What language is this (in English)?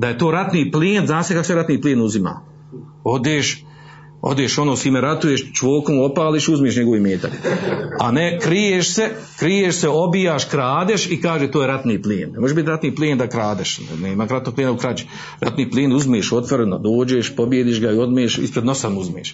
Croatian